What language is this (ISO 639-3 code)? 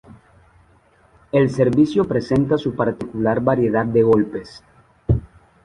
spa